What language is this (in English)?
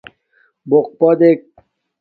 Domaaki